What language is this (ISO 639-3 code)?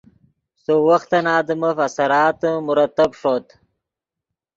ydg